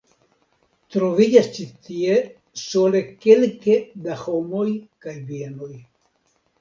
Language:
Esperanto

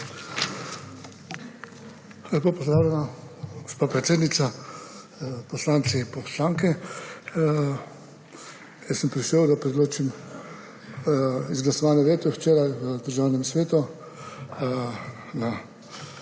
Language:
Slovenian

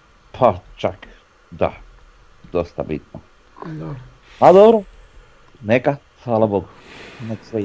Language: Croatian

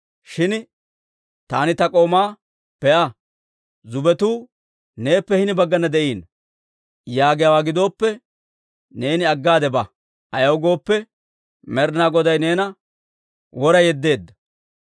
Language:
Dawro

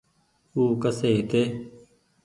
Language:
Goaria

